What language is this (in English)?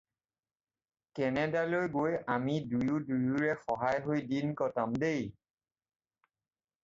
Assamese